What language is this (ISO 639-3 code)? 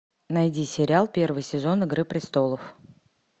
rus